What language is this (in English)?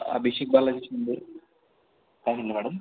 Marathi